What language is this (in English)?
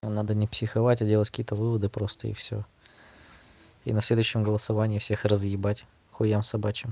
Russian